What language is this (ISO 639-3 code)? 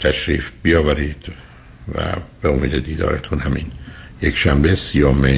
fas